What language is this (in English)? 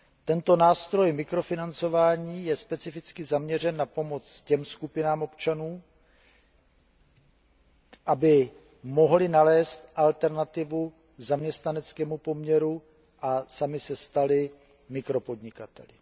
Czech